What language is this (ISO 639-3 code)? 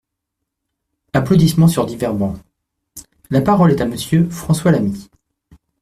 fra